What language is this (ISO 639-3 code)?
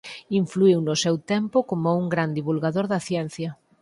glg